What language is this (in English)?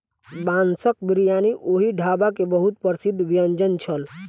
Maithili